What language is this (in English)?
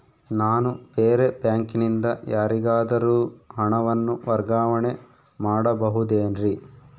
Kannada